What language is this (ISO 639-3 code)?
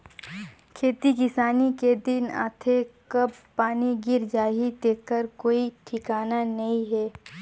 hne